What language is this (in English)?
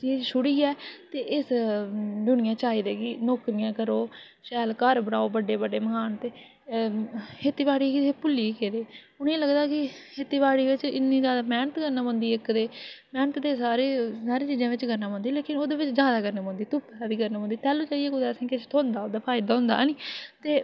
Dogri